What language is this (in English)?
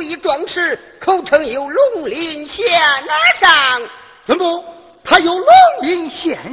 Chinese